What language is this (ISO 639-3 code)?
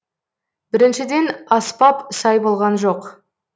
kaz